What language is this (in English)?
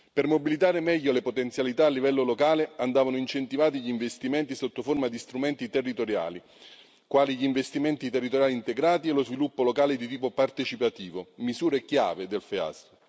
Italian